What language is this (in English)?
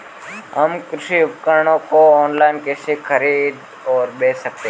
Hindi